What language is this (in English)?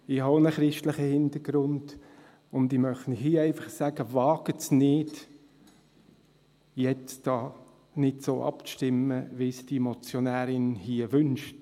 Swiss German